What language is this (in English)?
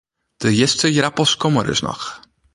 Western Frisian